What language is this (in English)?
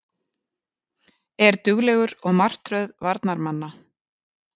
Icelandic